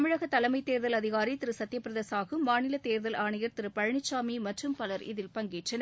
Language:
Tamil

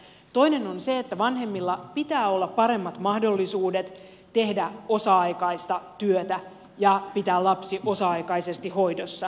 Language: Finnish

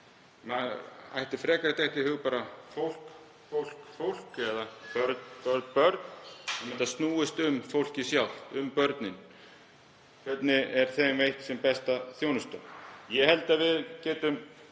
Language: Icelandic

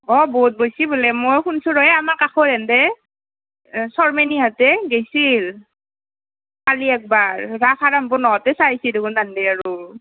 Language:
Assamese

